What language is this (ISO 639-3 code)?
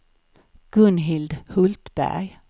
swe